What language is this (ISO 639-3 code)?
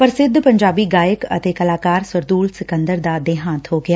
pan